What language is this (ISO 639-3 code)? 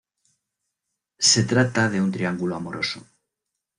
spa